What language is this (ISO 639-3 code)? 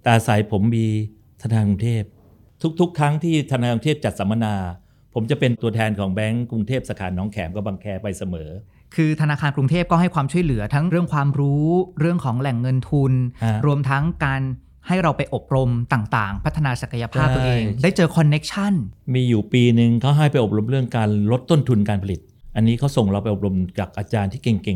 tha